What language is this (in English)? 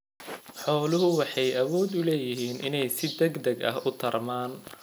Somali